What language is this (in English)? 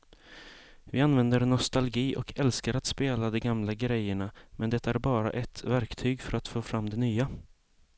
Swedish